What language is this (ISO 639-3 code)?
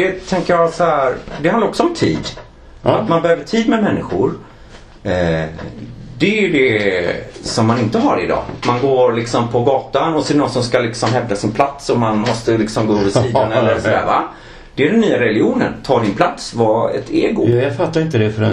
swe